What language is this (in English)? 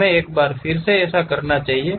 Hindi